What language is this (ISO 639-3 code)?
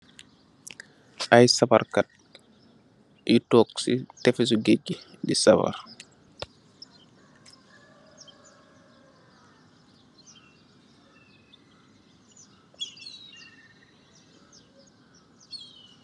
wol